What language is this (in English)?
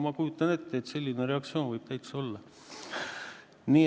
Estonian